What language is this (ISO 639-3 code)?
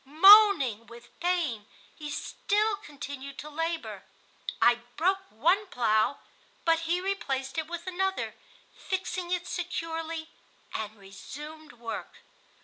eng